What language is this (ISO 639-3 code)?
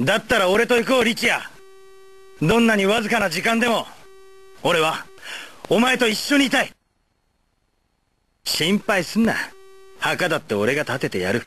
jpn